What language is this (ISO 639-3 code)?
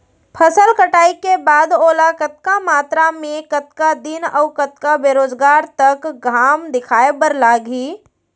hne